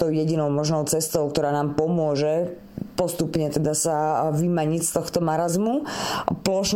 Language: Slovak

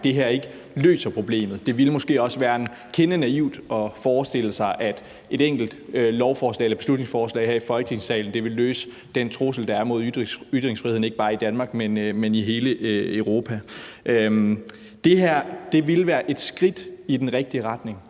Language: Danish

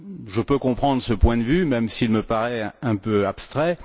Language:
French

